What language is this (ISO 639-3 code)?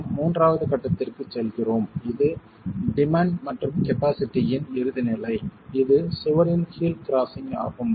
tam